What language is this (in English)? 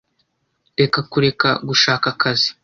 Kinyarwanda